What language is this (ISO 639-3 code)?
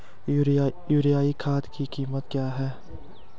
hin